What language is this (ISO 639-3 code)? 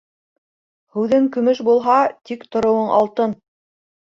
bak